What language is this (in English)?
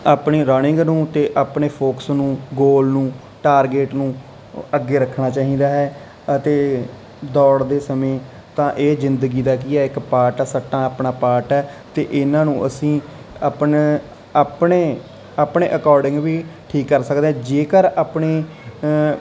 Punjabi